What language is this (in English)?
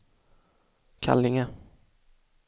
Swedish